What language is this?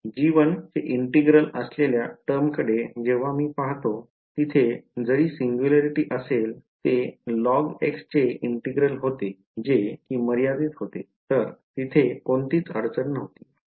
Marathi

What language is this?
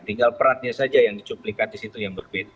Indonesian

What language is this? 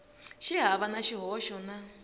Tsonga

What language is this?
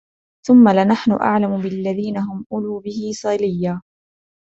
Arabic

